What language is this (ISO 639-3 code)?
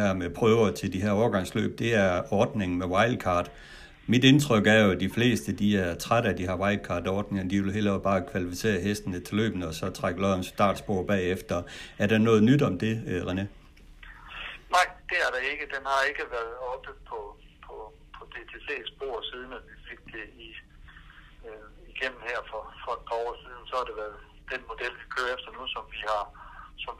dan